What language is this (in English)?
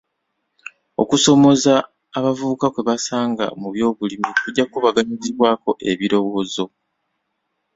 Ganda